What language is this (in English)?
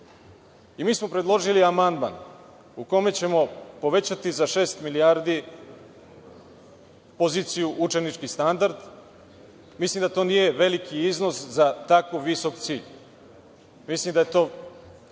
Serbian